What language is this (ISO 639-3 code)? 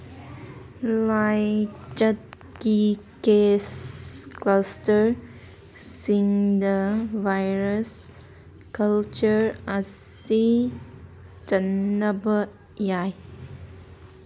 mni